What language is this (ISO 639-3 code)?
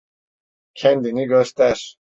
tur